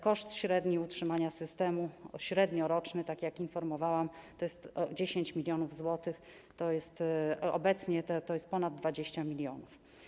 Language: Polish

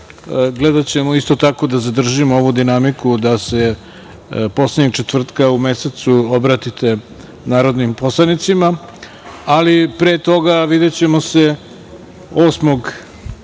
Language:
Serbian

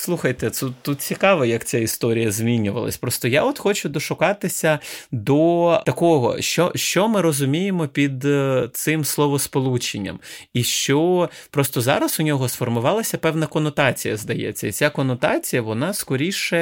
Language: Ukrainian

